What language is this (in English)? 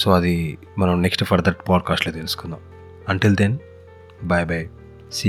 Telugu